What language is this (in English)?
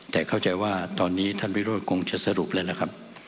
Thai